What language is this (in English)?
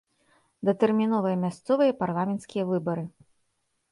Belarusian